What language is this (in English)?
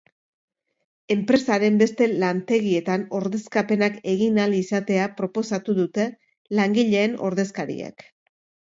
Basque